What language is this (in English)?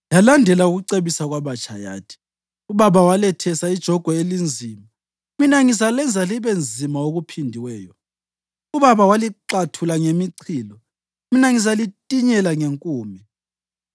North Ndebele